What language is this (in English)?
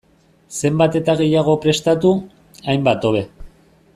Basque